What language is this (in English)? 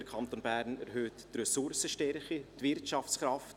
Swiss German